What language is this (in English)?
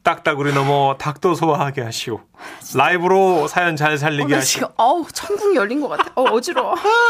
Korean